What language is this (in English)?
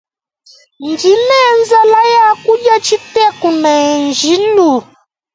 Luba-Lulua